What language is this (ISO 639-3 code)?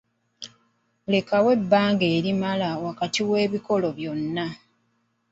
lug